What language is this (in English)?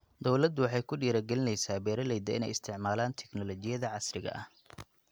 Somali